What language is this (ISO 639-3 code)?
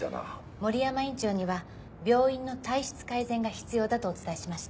jpn